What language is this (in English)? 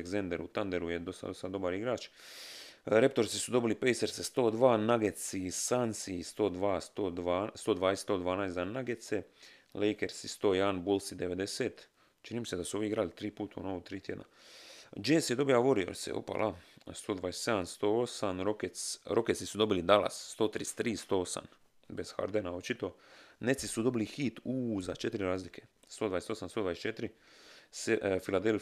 Croatian